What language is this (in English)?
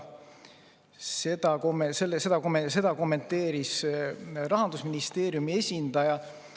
Estonian